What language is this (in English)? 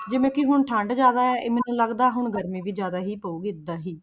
Punjabi